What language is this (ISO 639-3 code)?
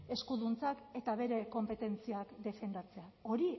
eus